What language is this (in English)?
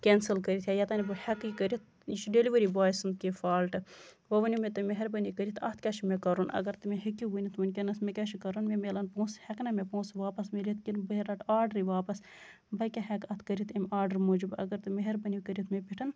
Kashmiri